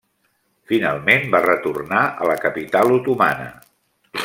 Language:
Catalan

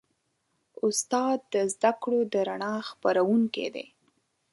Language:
Pashto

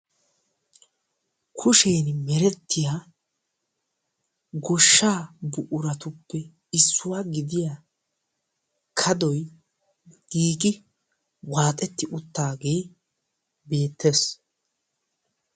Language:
Wolaytta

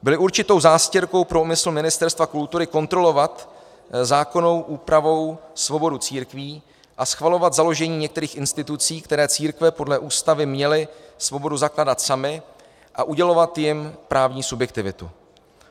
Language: Czech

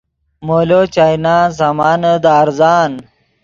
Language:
Yidgha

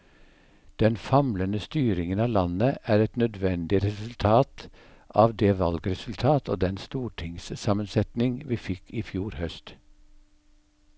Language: Norwegian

